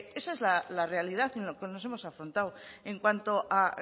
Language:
Spanish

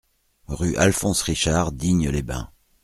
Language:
French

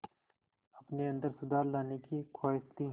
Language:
Hindi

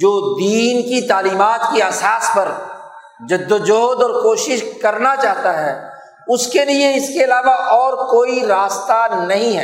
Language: Urdu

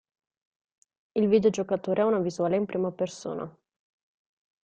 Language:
Italian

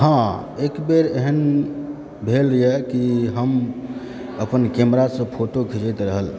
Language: Maithili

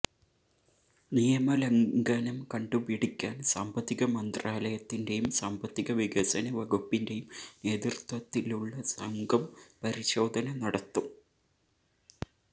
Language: Malayalam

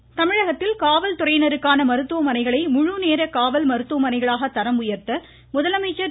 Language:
Tamil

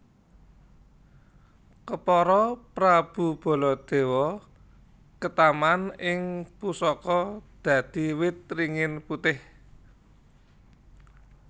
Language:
Javanese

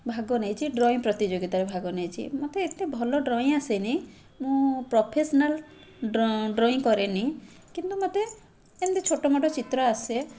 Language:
Odia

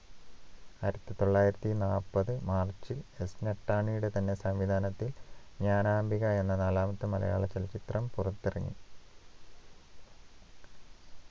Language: Malayalam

